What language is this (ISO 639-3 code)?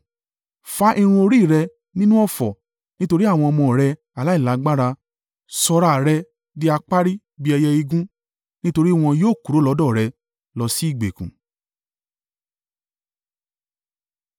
yor